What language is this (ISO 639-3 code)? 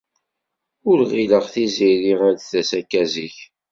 kab